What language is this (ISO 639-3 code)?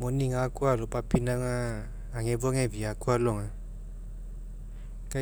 mek